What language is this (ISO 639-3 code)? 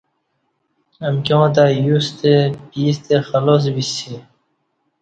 bsh